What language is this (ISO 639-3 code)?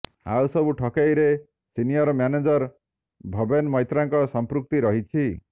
ori